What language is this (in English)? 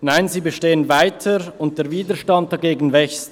Swiss German